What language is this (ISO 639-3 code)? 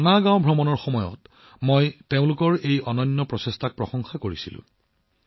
asm